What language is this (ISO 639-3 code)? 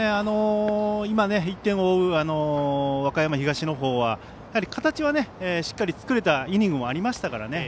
jpn